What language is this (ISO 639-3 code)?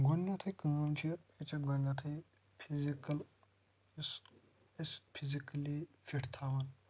kas